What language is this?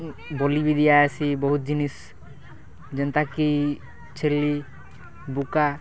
Odia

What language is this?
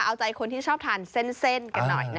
Thai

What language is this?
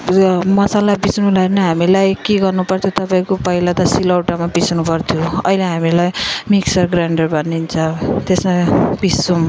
Nepali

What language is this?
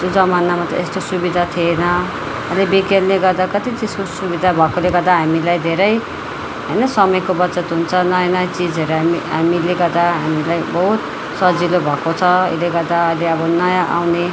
Nepali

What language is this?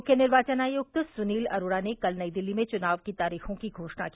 Hindi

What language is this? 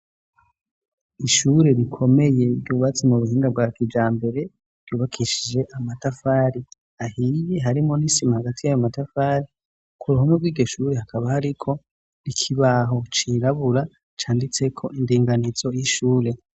Rundi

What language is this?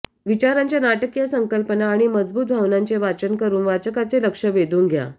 Marathi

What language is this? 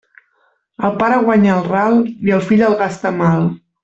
Catalan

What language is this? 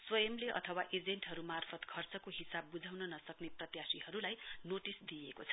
Nepali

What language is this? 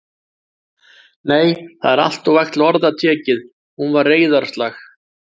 Icelandic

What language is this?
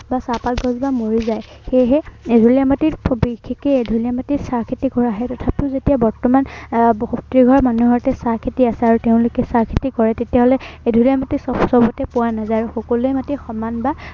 Assamese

